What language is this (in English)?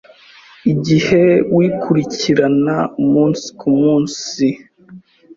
Kinyarwanda